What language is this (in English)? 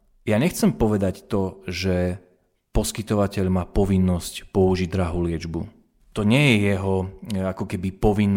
Slovak